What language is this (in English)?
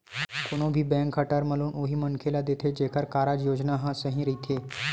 Chhattisgarhi